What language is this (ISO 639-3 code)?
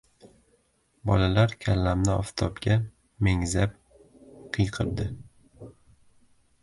uzb